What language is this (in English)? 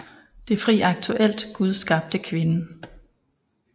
Danish